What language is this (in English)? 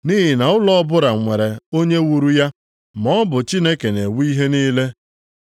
Igbo